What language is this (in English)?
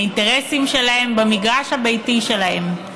Hebrew